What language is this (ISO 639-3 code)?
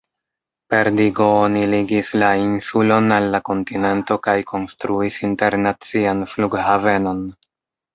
epo